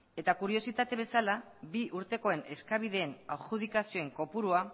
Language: Basque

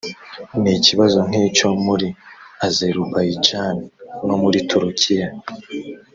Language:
Kinyarwanda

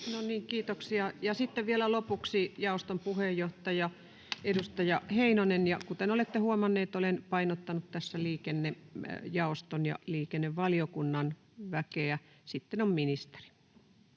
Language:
Finnish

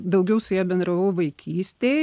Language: Lithuanian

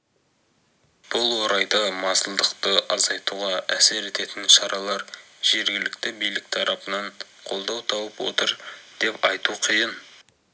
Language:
Kazakh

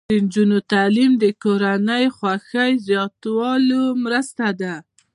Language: Pashto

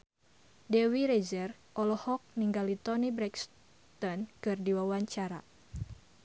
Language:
Sundanese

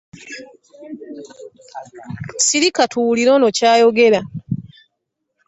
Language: Ganda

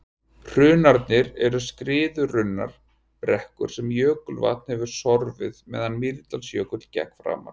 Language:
Icelandic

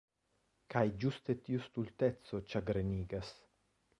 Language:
Esperanto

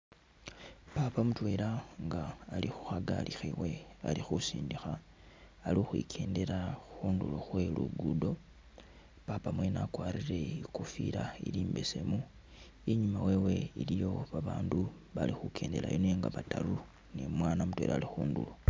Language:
Masaaba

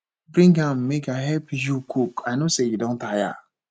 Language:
Nigerian Pidgin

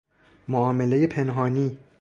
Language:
Persian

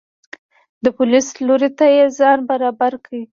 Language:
Pashto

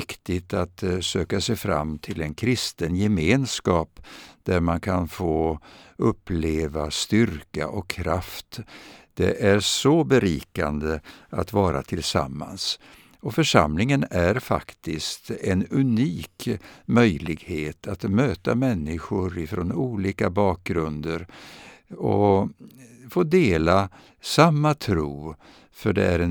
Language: Swedish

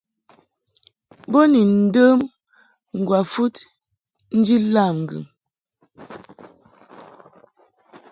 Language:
Mungaka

